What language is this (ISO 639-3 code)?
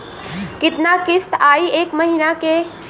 bho